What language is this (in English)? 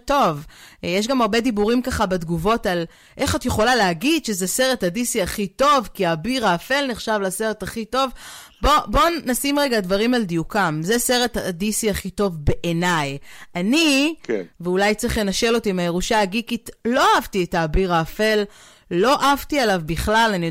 Hebrew